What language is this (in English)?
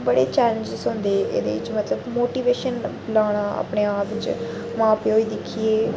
Dogri